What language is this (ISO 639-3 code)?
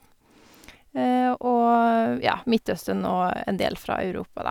nor